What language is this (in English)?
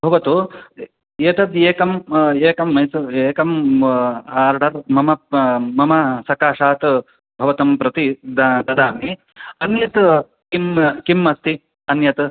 Sanskrit